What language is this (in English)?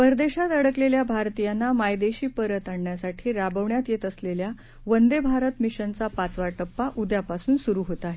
Marathi